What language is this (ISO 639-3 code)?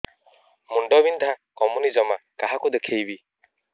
ori